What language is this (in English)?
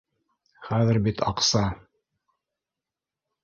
Bashkir